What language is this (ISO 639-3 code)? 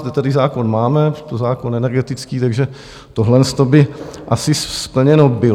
ces